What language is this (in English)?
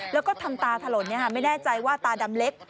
Thai